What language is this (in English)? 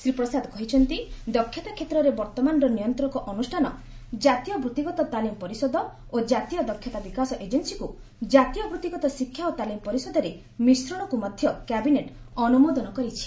Odia